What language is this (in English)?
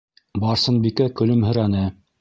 Bashkir